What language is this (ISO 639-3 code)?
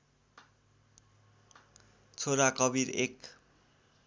nep